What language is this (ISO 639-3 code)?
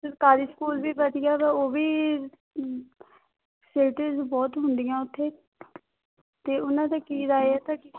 pan